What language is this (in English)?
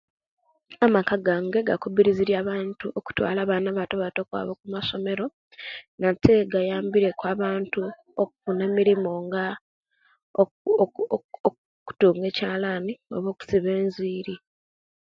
Kenyi